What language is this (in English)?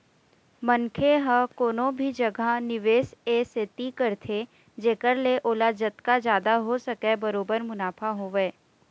Chhattisgarhi